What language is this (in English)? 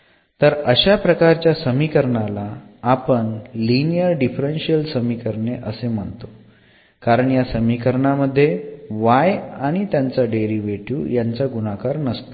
Marathi